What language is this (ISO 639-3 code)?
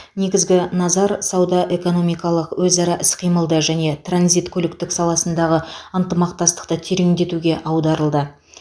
kaz